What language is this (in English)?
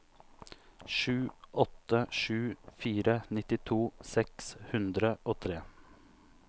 Norwegian